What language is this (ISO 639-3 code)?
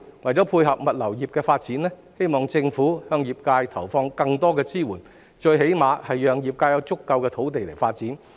yue